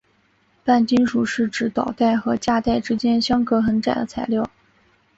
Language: Chinese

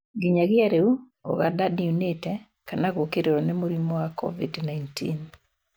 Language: Kikuyu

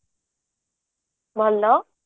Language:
Odia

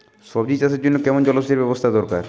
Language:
Bangla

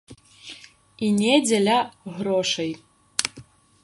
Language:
Belarusian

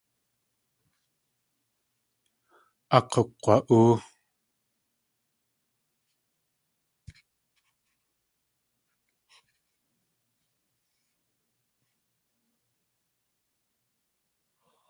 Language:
Tlingit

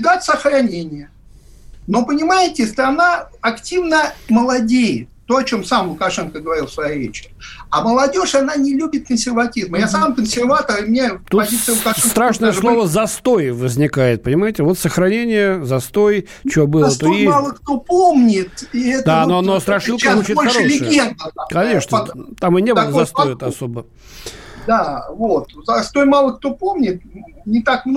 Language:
Russian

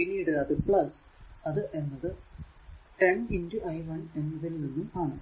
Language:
Malayalam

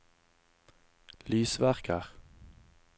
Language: Norwegian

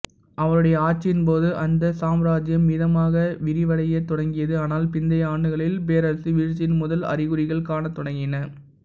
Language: Tamil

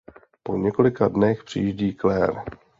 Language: Czech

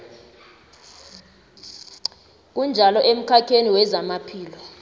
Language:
South Ndebele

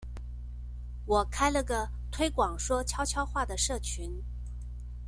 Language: Chinese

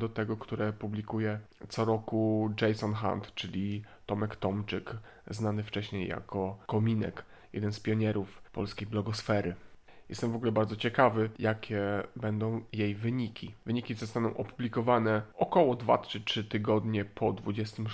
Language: Polish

